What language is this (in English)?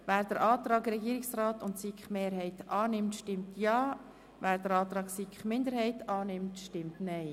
Swiss German